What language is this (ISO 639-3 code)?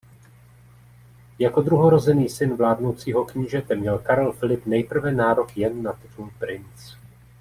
ces